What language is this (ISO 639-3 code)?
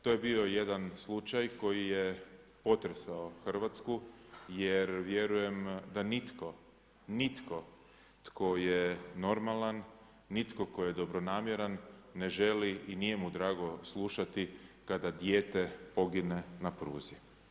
hrv